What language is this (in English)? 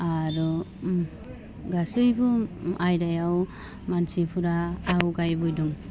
Bodo